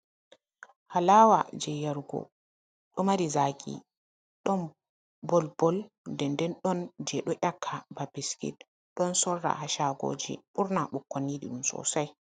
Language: Fula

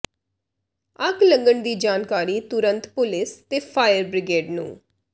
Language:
Punjabi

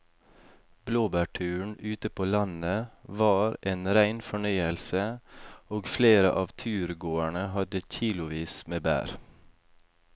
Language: Norwegian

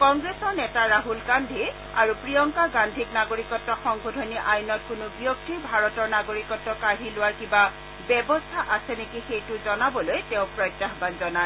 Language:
Assamese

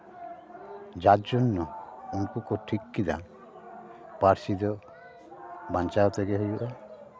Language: Santali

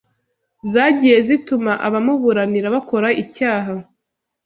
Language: Kinyarwanda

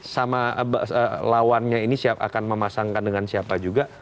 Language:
Indonesian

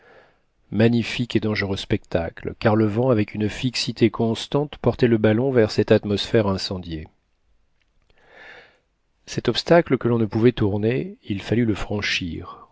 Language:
French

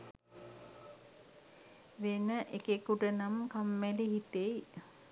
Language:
Sinhala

